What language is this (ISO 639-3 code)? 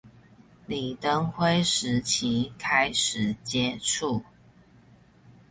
zho